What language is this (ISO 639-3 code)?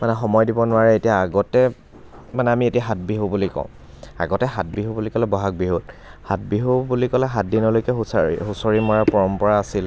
asm